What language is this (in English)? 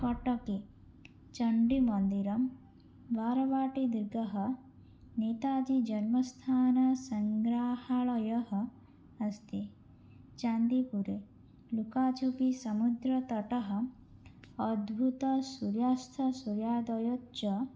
Sanskrit